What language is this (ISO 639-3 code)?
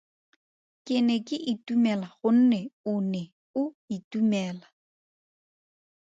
tsn